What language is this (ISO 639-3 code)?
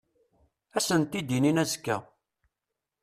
kab